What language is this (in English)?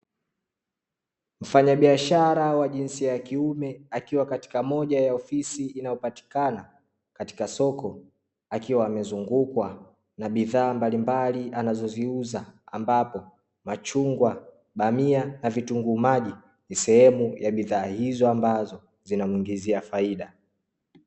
Swahili